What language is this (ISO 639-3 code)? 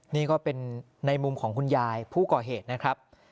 tha